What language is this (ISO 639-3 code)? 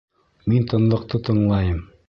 bak